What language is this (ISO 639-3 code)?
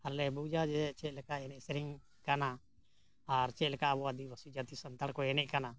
sat